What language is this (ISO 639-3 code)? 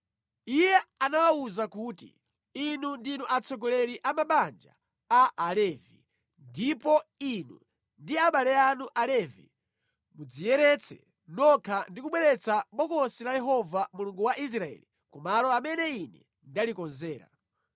nya